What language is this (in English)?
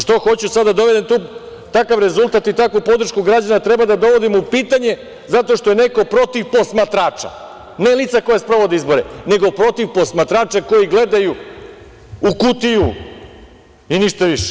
Serbian